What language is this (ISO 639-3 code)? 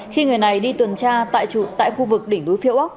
vie